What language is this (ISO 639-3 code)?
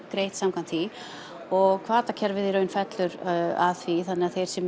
isl